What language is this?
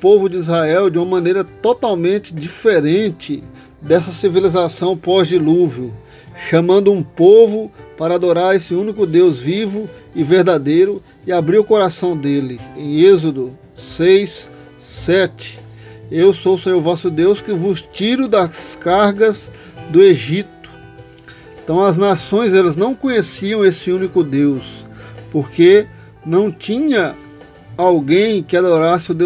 Portuguese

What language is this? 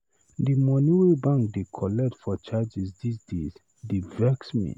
Nigerian Pidgin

